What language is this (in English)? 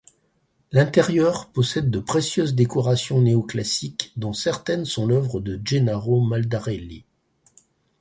French